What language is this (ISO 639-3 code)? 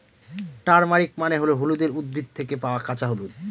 ben